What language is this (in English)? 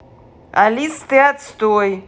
Russian